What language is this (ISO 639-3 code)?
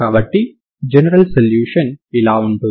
tel